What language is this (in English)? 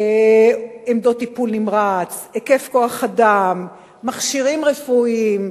Hebrew